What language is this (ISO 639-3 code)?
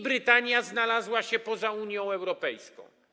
pol